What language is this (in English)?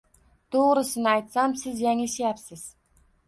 Uzbek